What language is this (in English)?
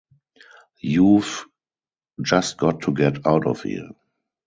English